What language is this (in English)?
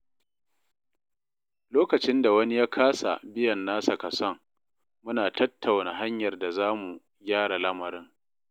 Hausa